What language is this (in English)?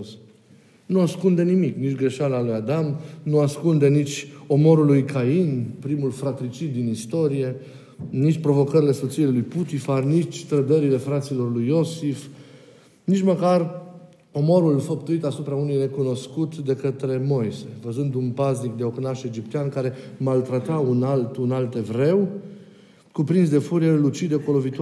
Romanian